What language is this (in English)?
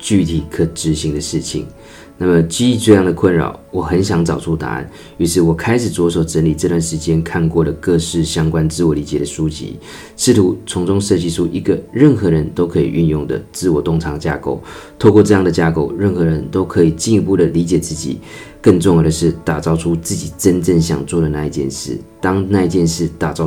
Chinese